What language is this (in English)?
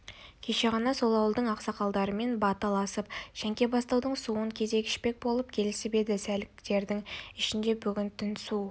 Kazakh